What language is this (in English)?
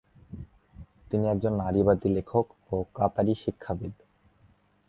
Bangla